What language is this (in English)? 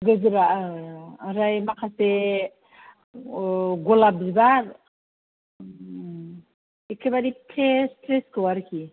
Bodo